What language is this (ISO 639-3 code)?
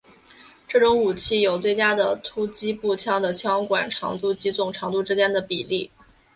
zho